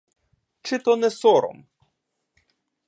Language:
Ukrainian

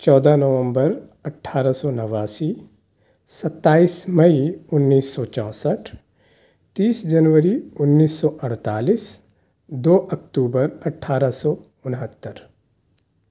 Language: Urdu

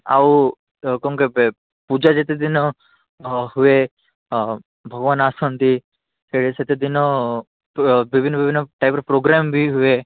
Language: Odia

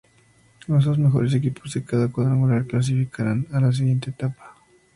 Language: Spanish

